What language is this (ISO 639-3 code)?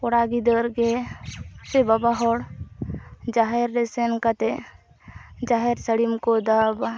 sat